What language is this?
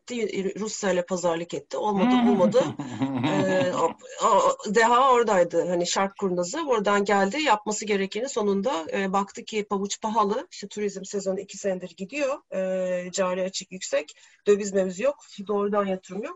Turkish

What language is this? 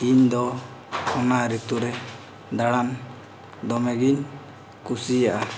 Santali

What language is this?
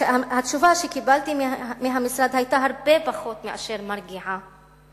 Hebrew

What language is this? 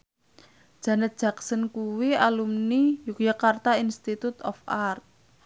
Javanese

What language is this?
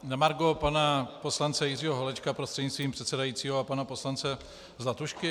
Czech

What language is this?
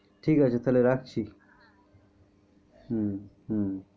Bangla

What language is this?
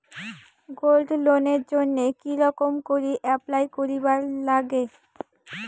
Bangla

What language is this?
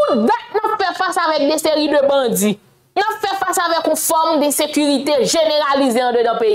French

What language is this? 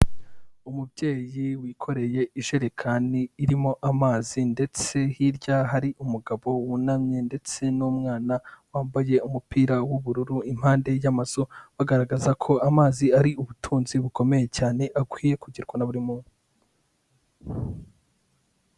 Kinyarwanda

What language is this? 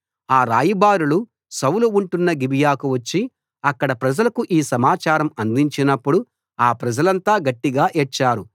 Telugu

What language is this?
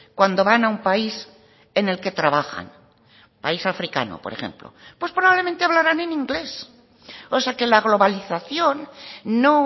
Spanish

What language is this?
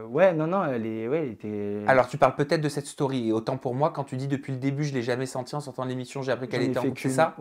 French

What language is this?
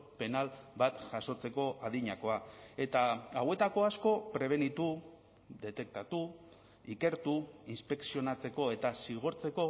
Basque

